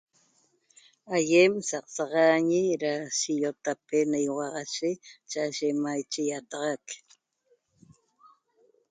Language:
Toba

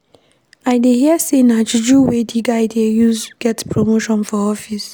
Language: Nigerian Pidgin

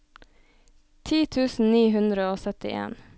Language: Norwegian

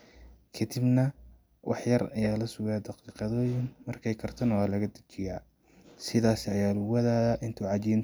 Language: Somali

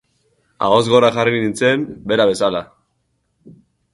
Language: Basque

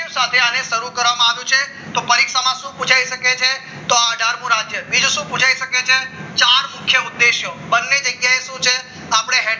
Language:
Gujarati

